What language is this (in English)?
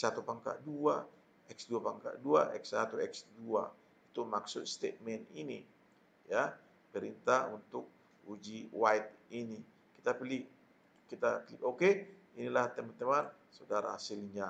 Indonesian